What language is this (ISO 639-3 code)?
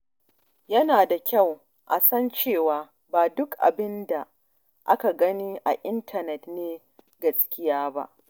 hau